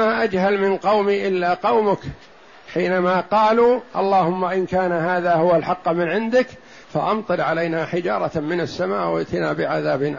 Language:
Arabic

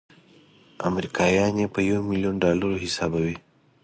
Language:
Pashto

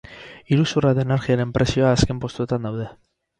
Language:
Basque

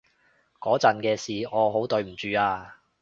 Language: Cantonese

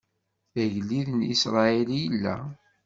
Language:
Kabyle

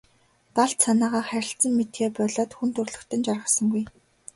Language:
Mongolian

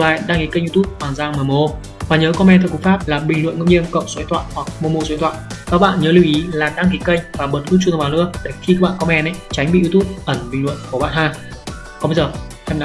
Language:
Vietnamese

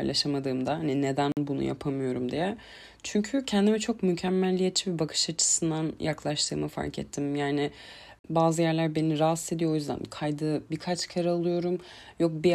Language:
Turkish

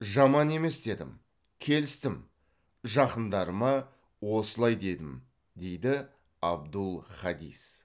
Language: Kazakh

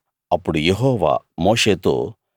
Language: Telugu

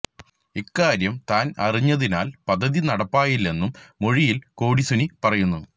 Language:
Malayalam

